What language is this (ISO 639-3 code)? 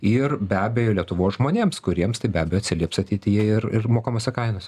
lit